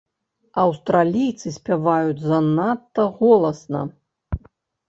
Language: Belarusian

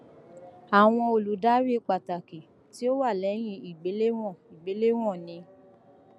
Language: Yoruba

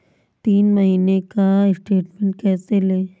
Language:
Hindi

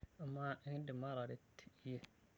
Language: Masai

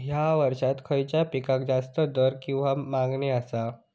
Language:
Marathi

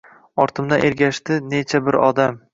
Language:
Uzbek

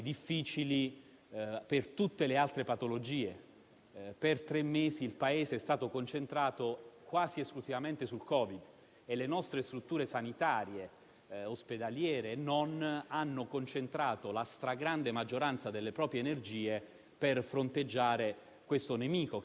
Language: Italian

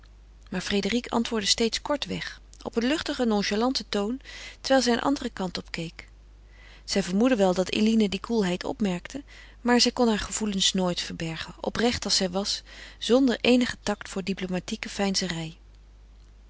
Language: Dutch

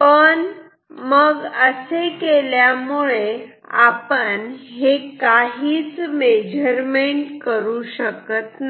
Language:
Marathi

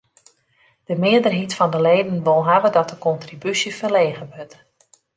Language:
Western Frisian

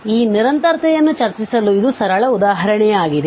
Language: Kannada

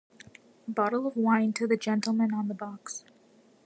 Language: English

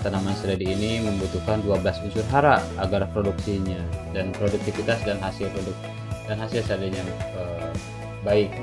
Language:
Indonesian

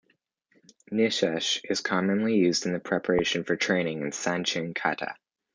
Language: English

